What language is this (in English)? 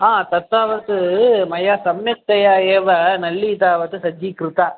Sanskrit